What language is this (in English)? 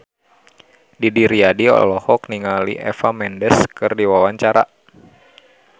Sundanese